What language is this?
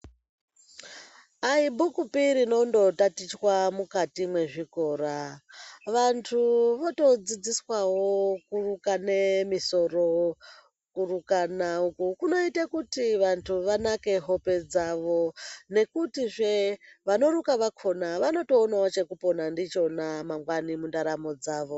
Ndau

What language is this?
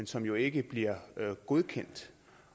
Danish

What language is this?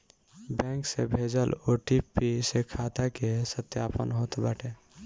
Bhojpuri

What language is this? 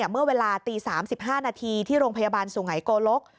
Thai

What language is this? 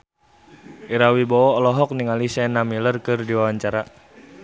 Sundanese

